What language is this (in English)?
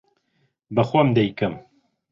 Central Kurdish